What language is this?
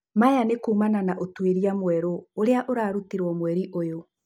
Kikuyu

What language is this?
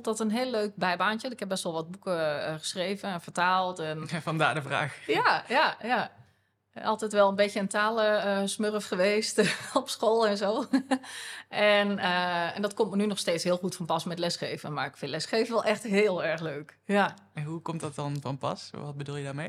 Dutch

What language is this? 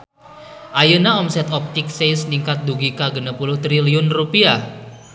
Sundanese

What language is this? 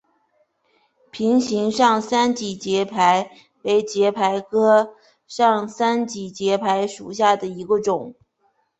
Chinese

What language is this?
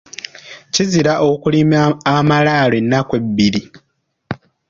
Ganda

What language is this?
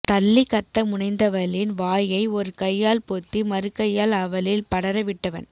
Tamil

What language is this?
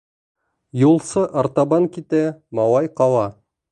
Bashkir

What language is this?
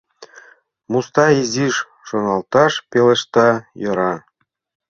Mari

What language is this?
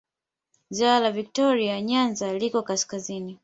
Swahili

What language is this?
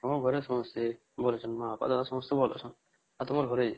Odia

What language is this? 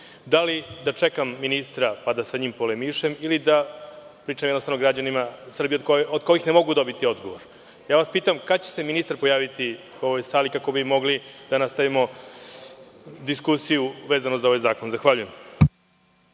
Serbian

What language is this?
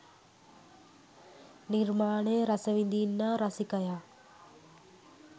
Sinhala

